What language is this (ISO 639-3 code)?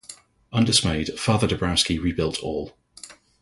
eng